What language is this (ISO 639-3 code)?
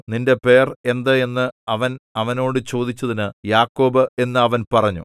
mal